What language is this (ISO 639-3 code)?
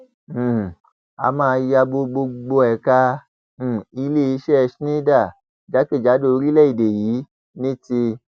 yor